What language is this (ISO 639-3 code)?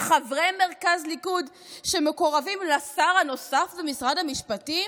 heb